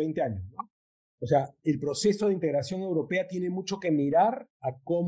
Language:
Spanish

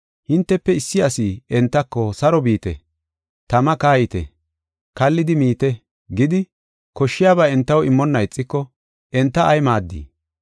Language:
Gofa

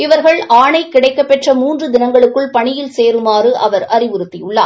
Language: Tamil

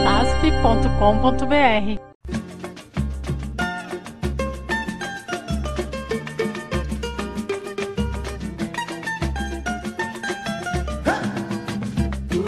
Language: Portuguese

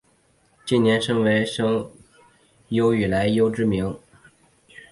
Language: Chinese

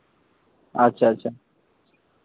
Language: Santali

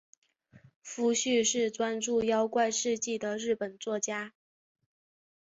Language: Chinese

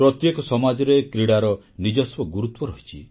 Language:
Odia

